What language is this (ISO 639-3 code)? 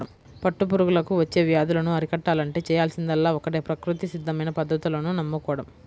tel